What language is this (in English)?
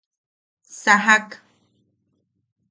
Yaqui